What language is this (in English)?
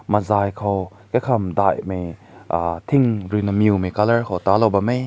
Rongmei Naga